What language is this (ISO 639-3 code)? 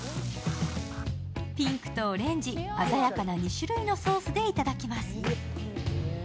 jpn